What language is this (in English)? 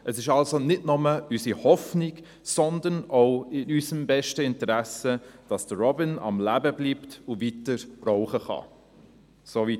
Swiss German